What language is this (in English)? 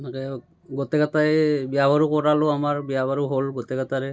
Assamese